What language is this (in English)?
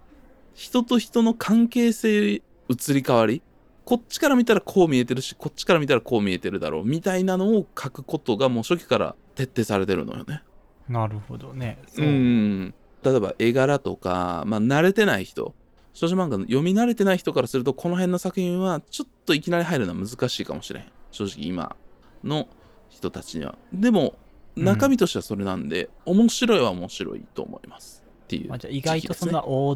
Japanese